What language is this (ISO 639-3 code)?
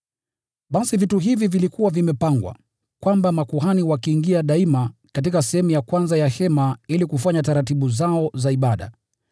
swa